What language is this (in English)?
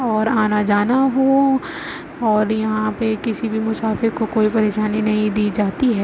Urdu